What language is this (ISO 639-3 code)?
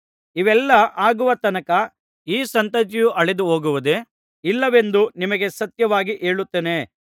kan